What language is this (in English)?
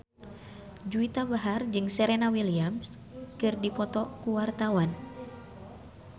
Sundanese